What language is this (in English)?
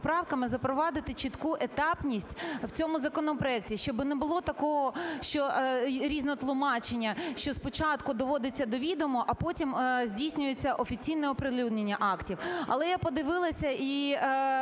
Ukrainian